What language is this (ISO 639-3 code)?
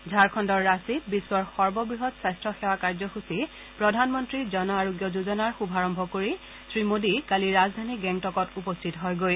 asm